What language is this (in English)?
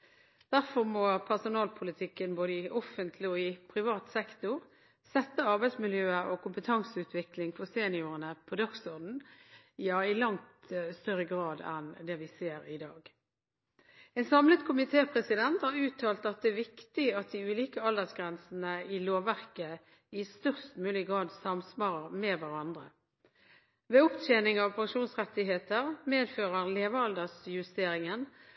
Norwegian Bokmål